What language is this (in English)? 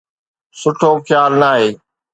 Sindhi